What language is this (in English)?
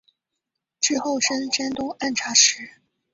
Chinese